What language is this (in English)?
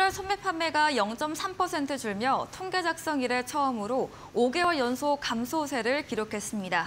Korean